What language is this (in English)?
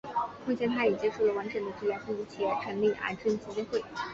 Chinese